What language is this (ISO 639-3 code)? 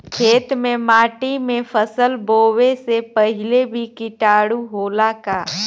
bho